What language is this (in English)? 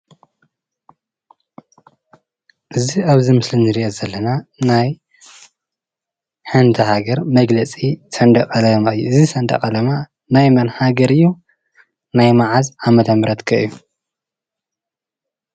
Tigrinya